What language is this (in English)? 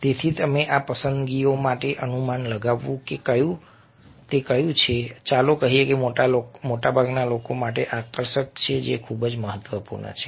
Gujarati